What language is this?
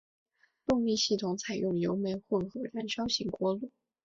Chinese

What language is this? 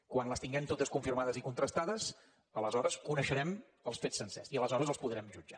Catalan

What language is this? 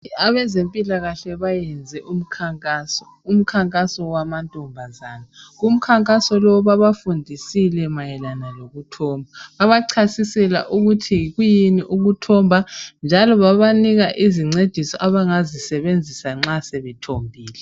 North Ndebele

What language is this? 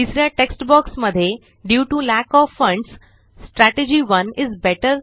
Marathi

